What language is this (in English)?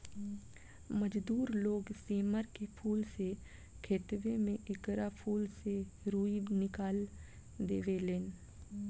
Bhojpuri